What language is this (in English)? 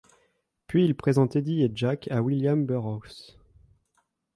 French